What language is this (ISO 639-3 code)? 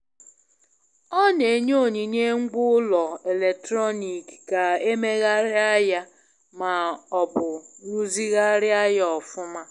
ibo